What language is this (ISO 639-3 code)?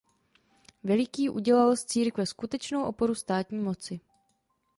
ces